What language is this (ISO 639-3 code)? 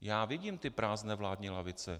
ces